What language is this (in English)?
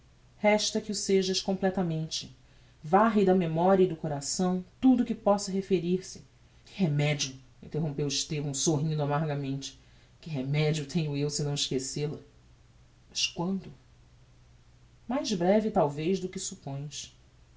Portuguese